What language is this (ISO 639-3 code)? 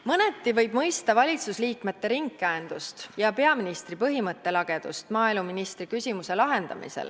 est